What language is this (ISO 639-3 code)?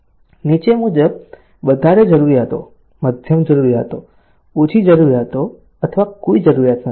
guj